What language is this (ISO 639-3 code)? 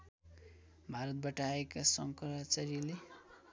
nep